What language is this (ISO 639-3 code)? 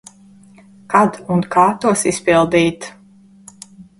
lav